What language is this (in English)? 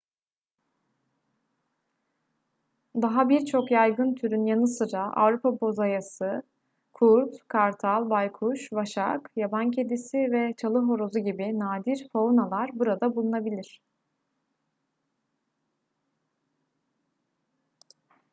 Turkish